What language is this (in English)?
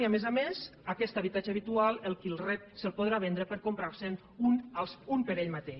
Catalan